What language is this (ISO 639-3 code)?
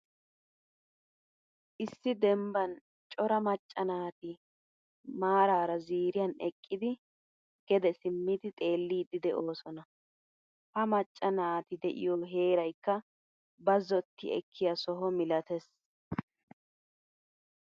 wal